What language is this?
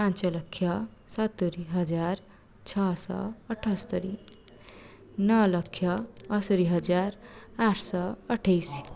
Odia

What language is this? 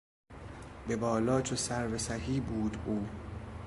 Persian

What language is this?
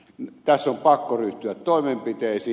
Finnish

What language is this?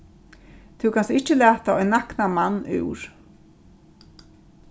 Faroese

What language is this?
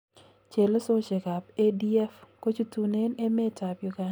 Kalenjin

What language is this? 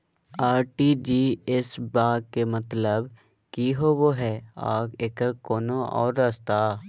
Magahi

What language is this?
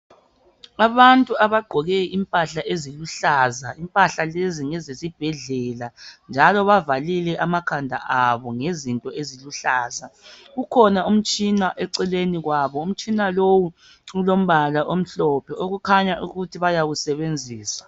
North Ndebele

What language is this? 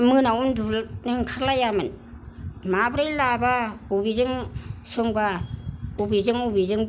Bodo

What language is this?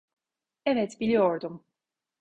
Turkish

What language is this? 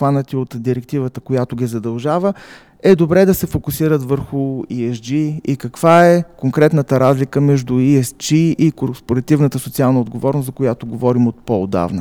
Bulgarian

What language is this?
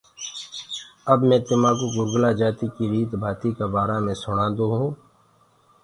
Gurgula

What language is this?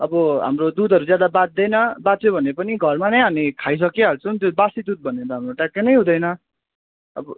Nepali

